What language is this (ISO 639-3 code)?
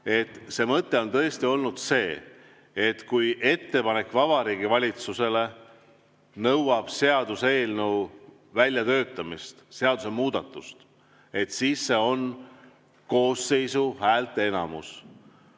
est